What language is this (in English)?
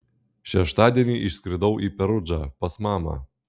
Lithuanian